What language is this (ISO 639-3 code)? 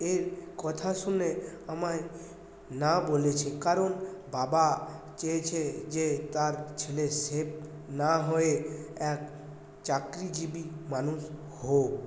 ben